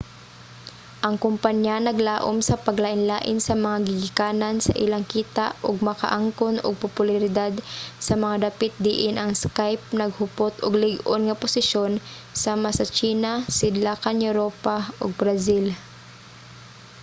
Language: Cebuano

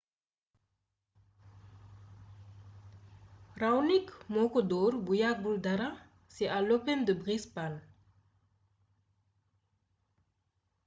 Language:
Wolof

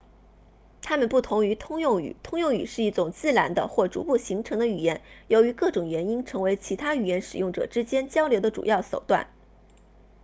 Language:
Chinese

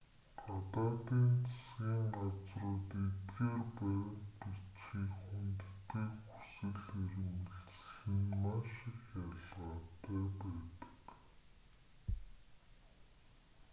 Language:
Mongolian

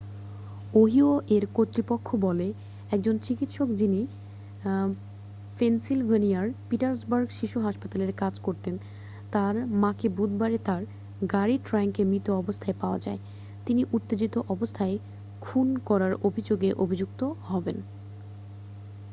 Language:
Bangla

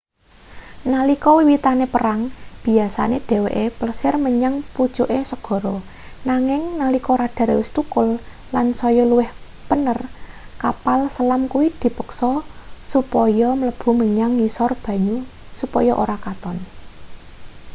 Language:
Javanese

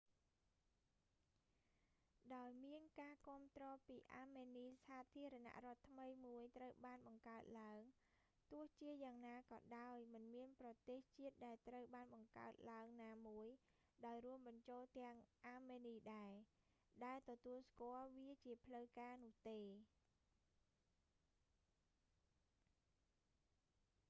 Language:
Khmer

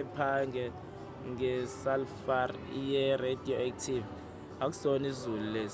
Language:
Zulu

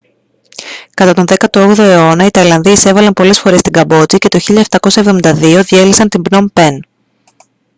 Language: Greek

